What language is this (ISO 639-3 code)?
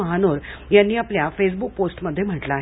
mar